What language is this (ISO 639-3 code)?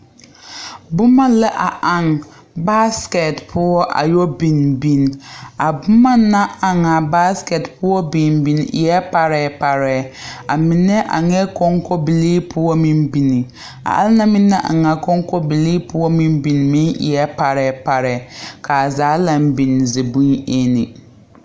dga